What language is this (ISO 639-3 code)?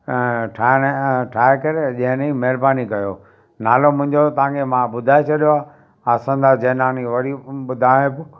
snd